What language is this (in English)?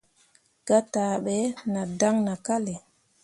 Mundang